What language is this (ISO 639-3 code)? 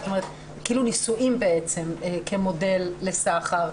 heb